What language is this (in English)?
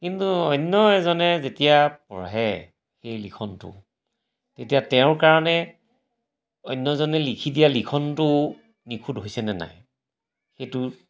Assamese